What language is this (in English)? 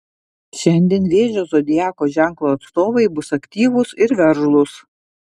Lithuanian